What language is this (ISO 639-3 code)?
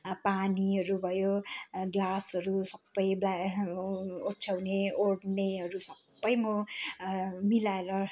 nep